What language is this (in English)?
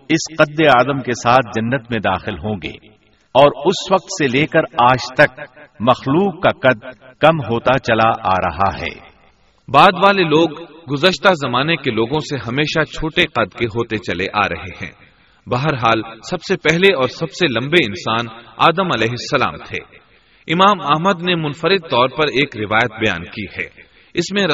Urdu